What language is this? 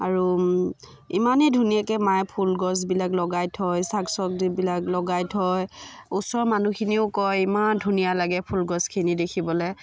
Assamese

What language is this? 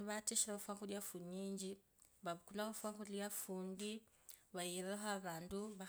Kabras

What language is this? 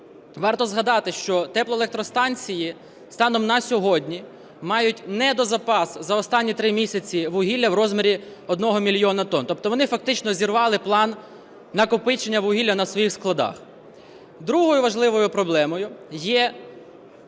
Ukrainian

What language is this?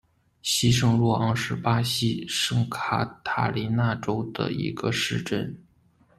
Chinese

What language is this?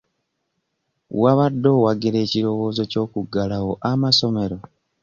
Ganda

